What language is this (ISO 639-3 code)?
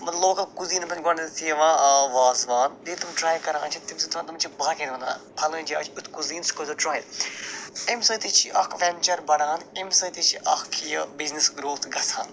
kas